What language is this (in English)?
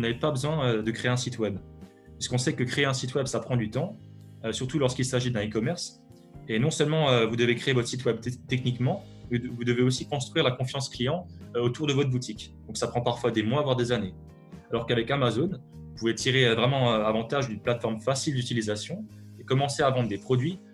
French